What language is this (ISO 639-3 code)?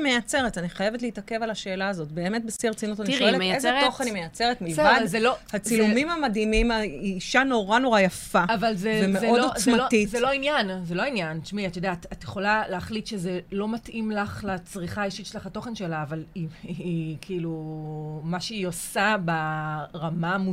heb